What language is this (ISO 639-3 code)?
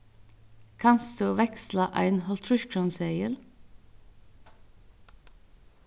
fao